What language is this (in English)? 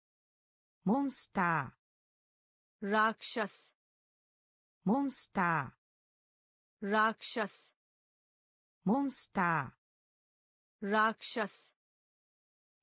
Japanese